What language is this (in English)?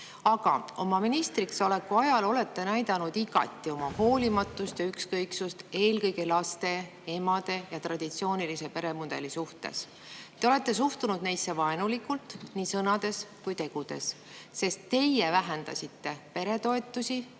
Estonian